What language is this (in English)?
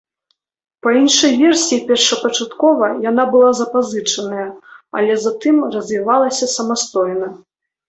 Belarusian